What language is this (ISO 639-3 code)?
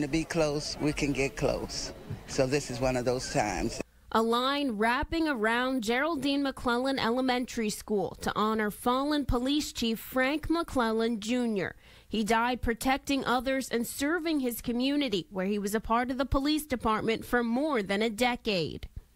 eng